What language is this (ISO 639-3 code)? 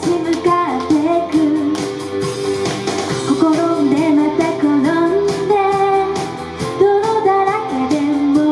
jpn